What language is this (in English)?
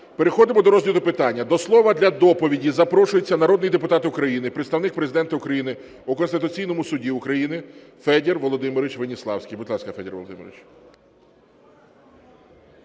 Ukrainian